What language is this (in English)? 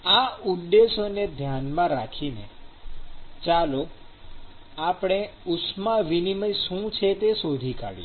Gujarati